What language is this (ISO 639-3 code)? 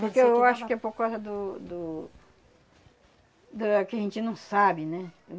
por